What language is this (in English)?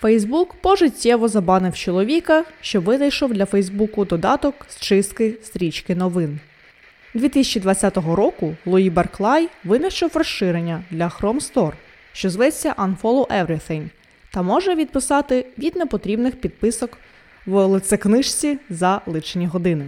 Ukrainian